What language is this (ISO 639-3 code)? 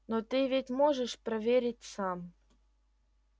rus